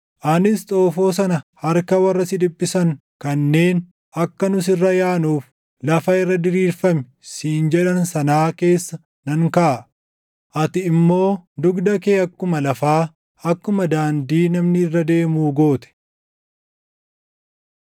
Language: Oromo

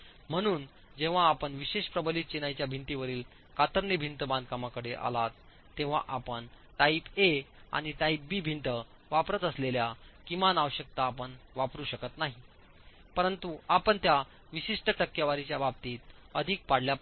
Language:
Marathi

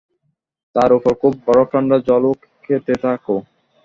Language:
Bangla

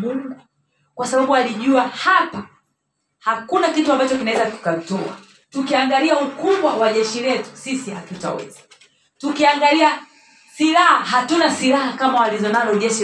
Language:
Swahili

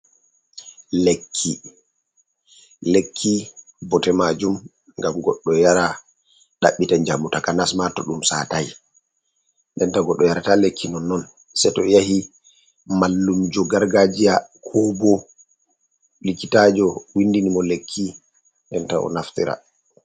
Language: Fula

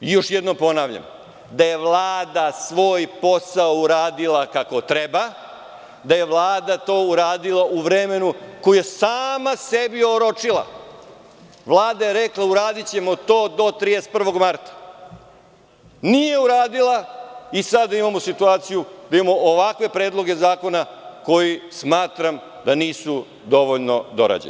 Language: Serbian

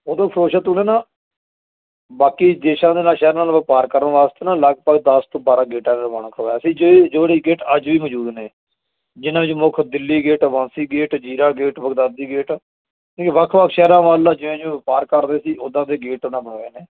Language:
Punjabi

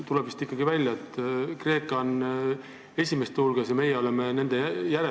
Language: Estonian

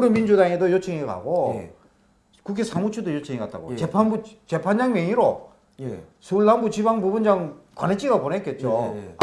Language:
Korean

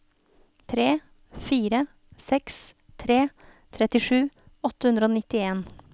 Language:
Norwegian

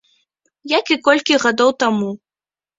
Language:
Belarusian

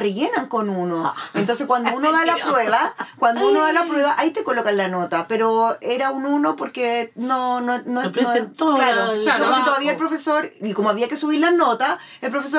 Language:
Spanish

